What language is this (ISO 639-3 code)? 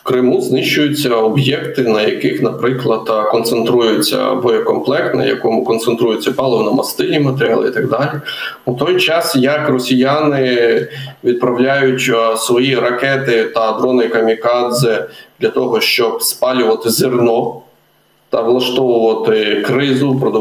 ukr